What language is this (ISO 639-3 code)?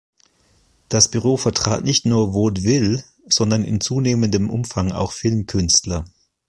deu